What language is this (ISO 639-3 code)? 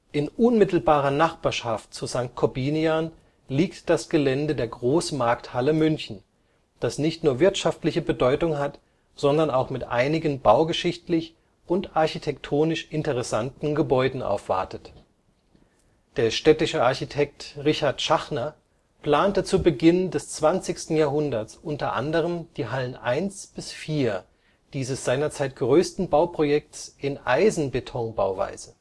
deu